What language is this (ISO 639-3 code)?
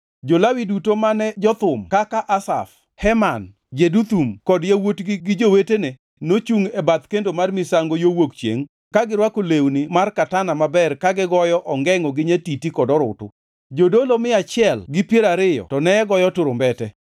luo